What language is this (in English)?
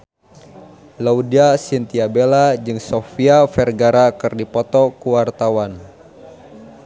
Sundanese